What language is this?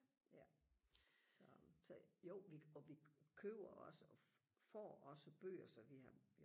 Danish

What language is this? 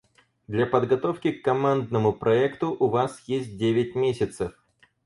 Russian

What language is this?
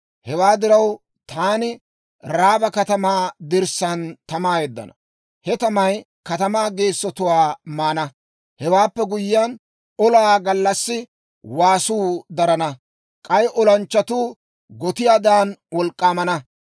Dawro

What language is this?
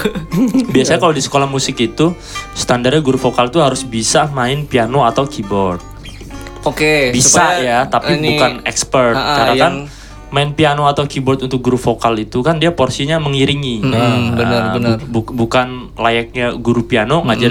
Indonesian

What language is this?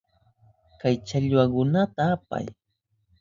Southern Pastaza Quechua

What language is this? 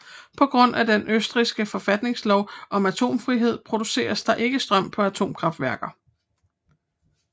Danish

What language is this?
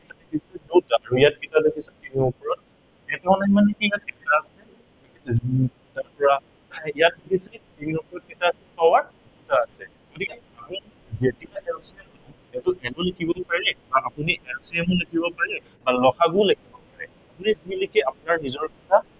Assamese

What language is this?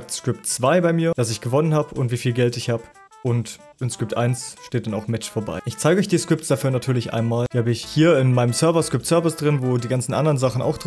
German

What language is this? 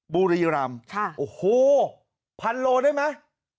Thai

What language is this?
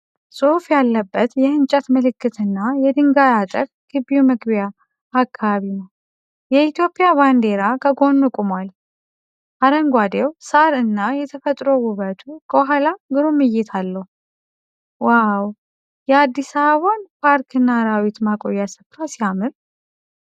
Amharic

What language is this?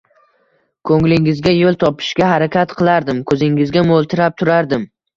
Uzbek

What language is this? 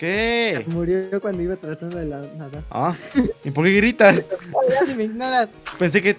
Spanish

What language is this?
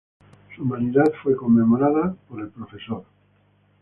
Spanish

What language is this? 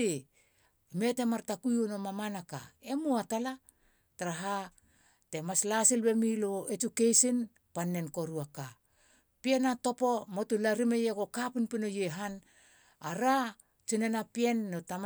Halia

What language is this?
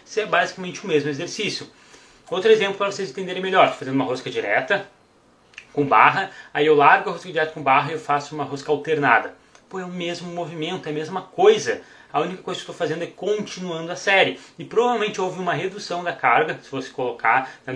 Portuguese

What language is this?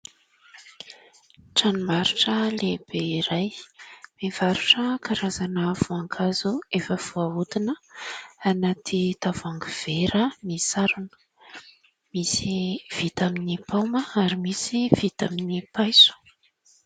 Malagasy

